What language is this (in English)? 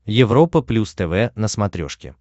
Russian